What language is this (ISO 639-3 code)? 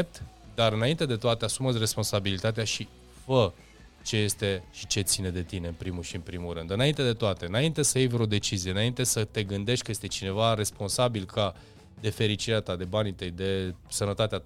ron